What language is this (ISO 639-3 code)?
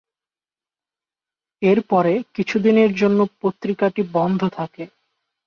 ben